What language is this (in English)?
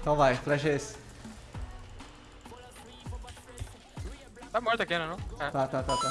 Portuguese